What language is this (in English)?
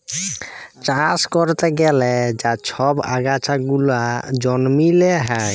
Bangla